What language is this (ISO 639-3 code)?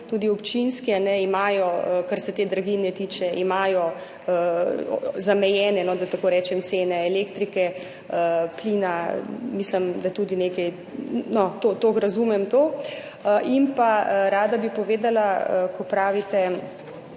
slv